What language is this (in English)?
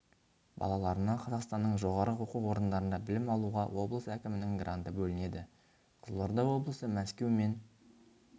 Kazakh